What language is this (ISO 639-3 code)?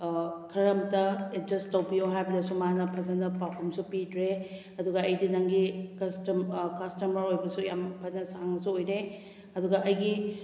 mni